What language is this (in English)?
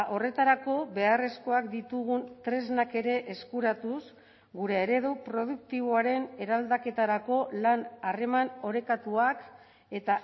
Basque